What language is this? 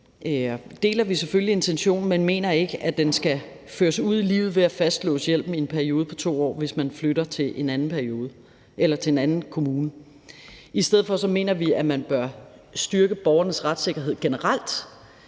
Danish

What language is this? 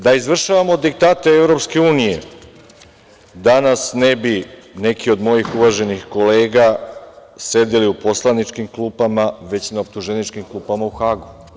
Serbian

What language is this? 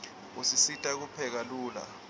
Swati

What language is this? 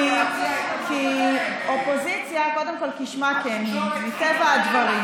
Hebrew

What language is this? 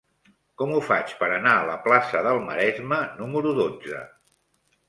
Catalan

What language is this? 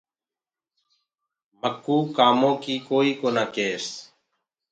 Gurgula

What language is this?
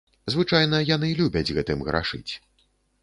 Belarusian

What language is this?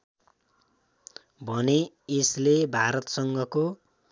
Nepali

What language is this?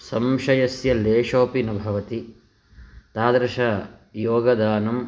Sanskrit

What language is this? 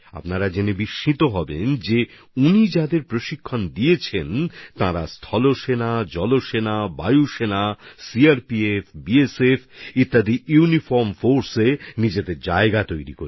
Bangla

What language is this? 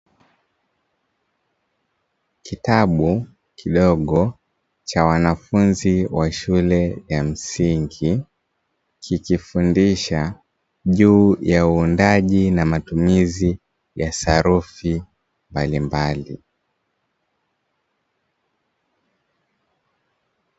Swahili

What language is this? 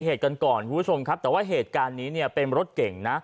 Thai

